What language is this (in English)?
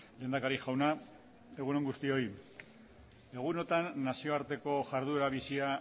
Basque